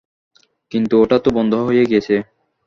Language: Bangla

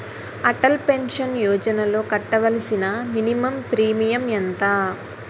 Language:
Telugu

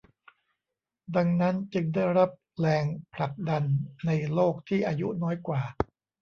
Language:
Thai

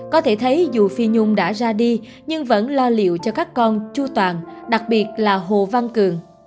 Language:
Vietnamese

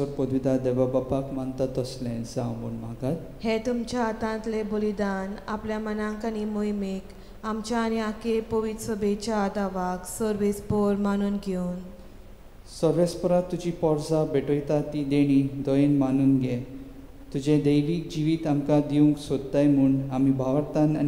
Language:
Romanian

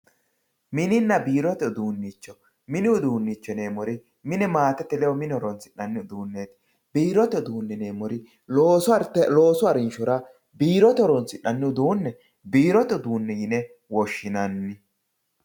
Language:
Sidamo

